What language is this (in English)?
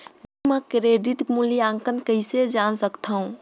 Chhattisgarhi